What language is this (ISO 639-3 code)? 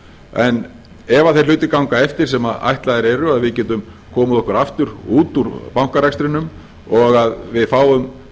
isl